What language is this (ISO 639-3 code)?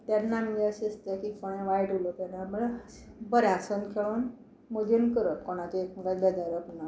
kok